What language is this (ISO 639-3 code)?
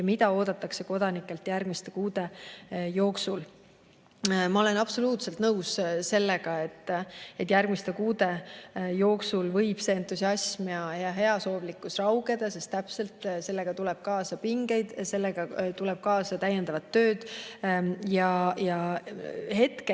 est